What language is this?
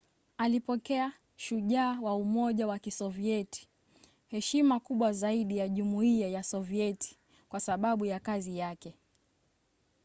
Swahili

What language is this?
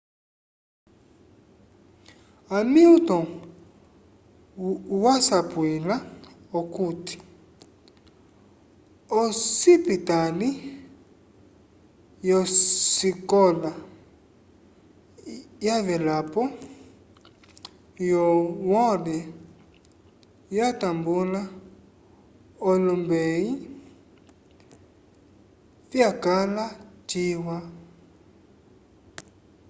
Umbundu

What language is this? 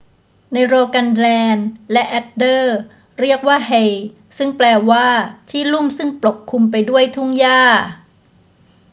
Thai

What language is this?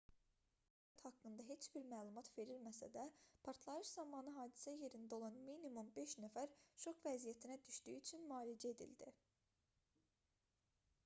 Azerbaijani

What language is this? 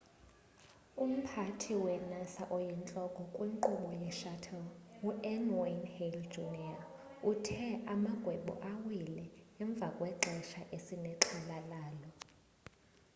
Xhosa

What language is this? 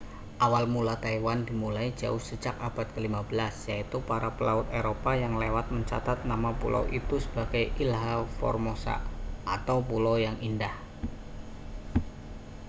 Indonesian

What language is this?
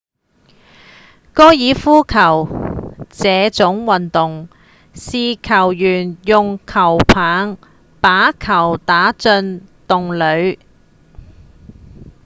Cantonese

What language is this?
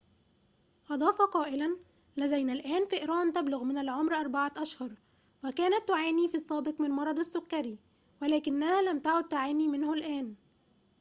Arabic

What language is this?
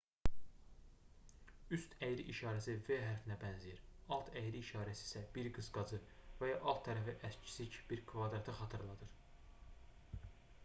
Azerbaijani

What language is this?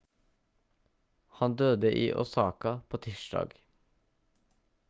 Norwegian Bokmål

